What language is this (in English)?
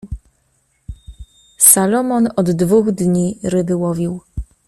Polish